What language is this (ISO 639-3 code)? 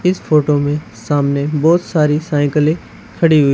hin